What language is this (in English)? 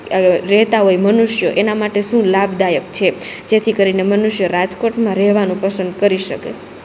Gujarati